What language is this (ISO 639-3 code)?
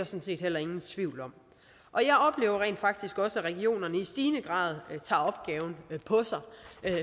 dan